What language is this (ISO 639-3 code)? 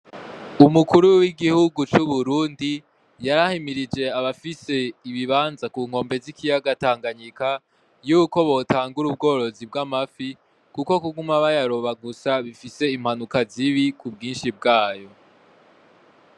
run